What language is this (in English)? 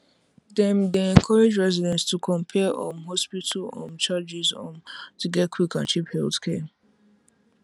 Nigerian Pidgin